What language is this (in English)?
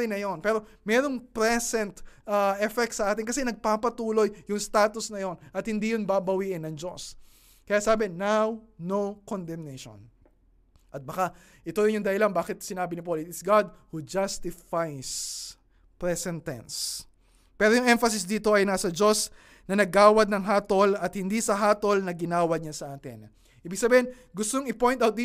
Filipino